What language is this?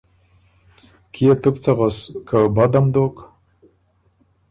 Ormuri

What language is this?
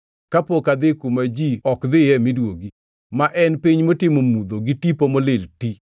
Luo (Kenya and Tanzania)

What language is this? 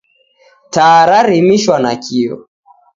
Taita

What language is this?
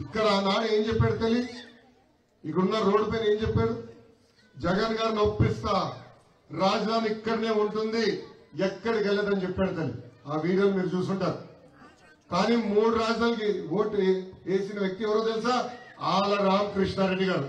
Telugu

